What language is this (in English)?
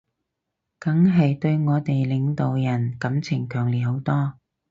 Cantonese